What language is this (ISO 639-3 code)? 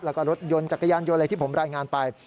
tha